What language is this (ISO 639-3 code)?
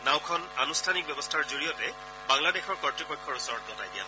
asm